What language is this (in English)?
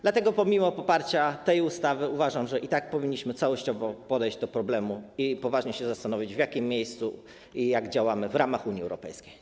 Polish